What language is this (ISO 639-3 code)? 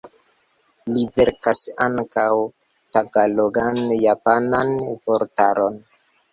epo